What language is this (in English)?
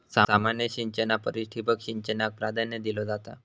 Marathi